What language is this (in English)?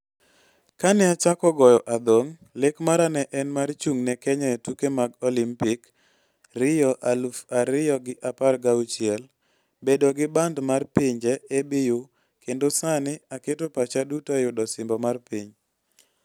Luo (Kenya and Tanzania)